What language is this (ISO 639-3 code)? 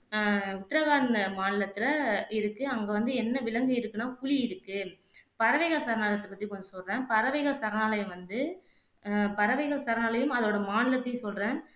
tam